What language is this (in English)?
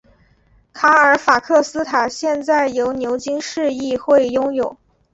Chinese